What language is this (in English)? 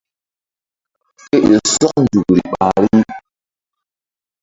Mbum